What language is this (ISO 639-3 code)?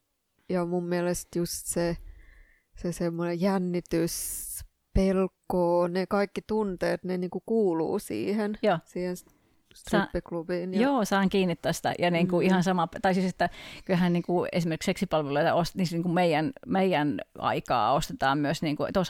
fin